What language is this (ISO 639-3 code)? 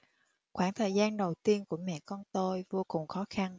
vie